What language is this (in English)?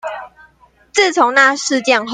Chinese